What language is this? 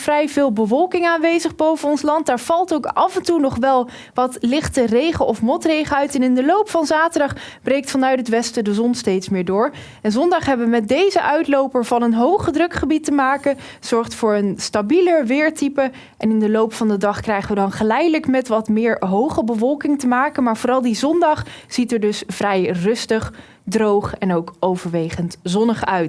Dutch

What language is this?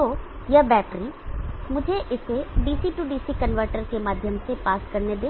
Hindi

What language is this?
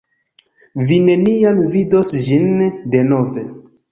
Esperanto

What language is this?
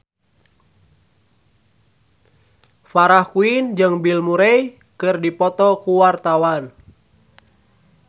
Sundanese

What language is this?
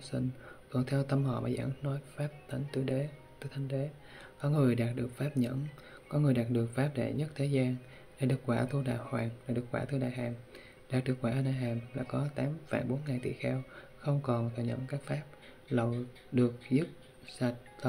Vietnamese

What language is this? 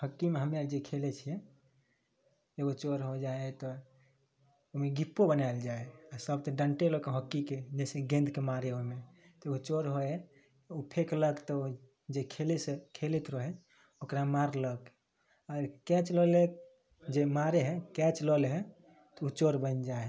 Maithili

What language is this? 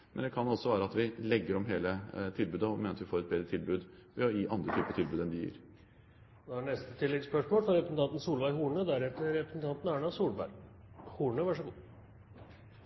Norwegian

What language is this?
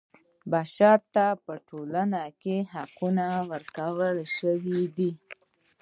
Pashto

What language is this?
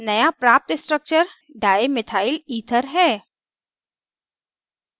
Hindi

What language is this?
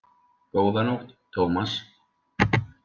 Icelandic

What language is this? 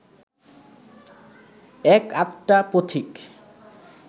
Bangla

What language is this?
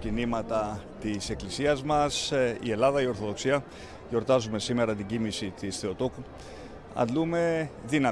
Greek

